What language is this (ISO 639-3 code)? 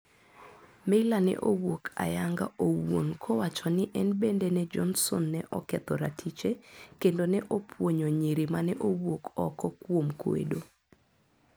luo